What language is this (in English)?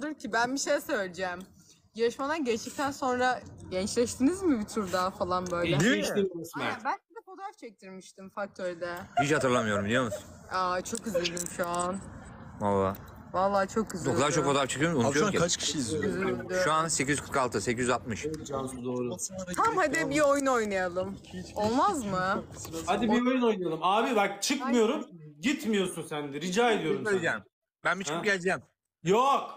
Turkish